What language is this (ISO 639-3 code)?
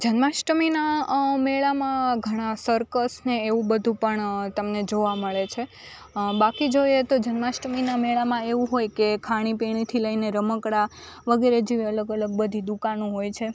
guj